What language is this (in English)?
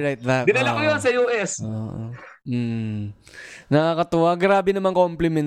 Filipino